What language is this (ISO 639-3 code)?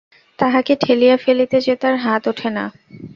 ben